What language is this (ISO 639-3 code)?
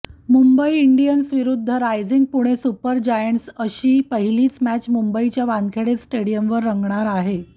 mar